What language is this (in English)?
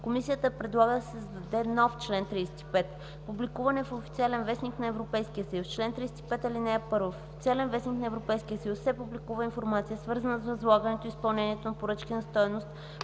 Bulgarian